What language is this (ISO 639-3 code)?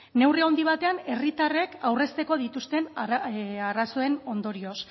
eus